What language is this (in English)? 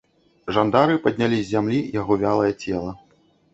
Belarusian